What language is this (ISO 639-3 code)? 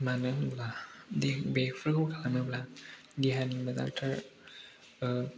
brx